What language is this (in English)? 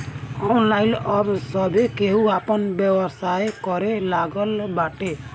Bhojpuri